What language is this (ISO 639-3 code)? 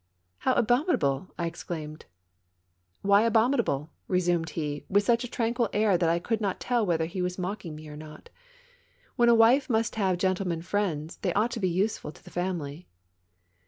eng